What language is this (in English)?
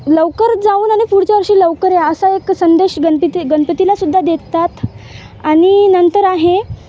Marathi